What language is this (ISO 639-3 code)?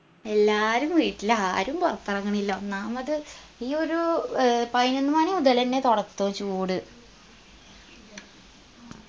mal